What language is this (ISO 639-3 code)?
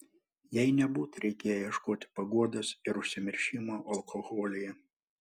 lit